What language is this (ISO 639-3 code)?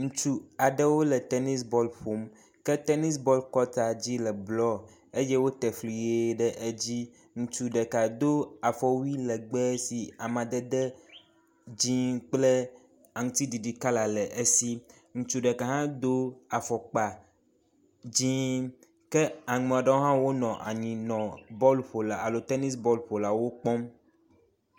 ewe